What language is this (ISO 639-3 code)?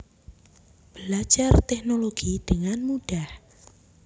jav